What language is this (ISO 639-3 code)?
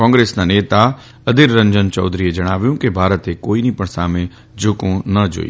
guj